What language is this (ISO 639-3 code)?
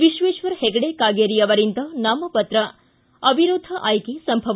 kan